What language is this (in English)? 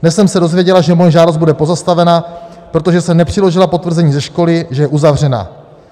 Czech